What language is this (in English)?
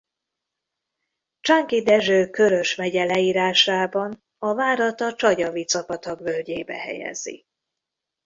Hungarian